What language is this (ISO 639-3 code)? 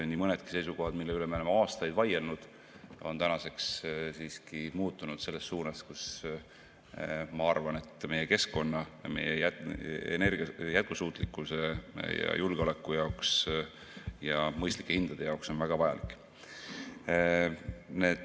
est